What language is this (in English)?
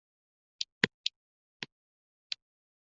Chinese